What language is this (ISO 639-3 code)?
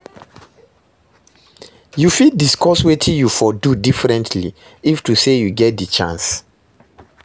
pcm